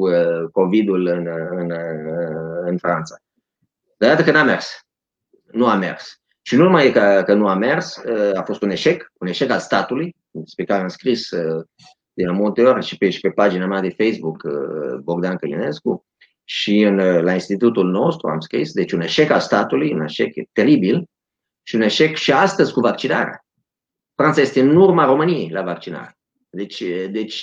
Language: Romanian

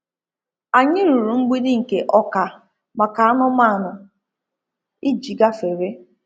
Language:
Igbo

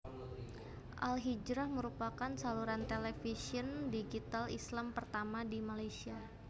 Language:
Javanese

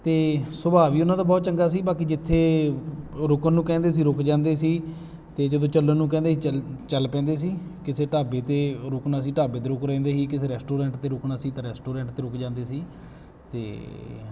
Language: Punjabi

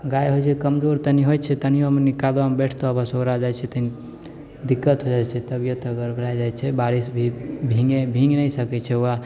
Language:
Maithili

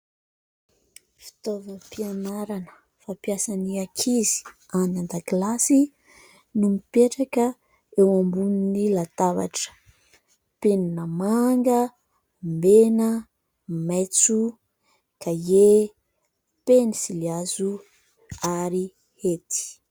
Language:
Malagasy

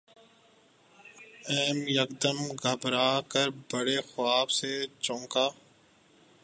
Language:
Urdu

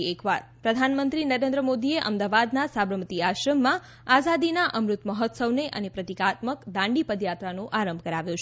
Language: Gujarati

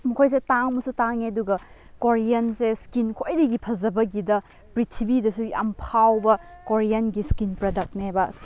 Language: Manipuri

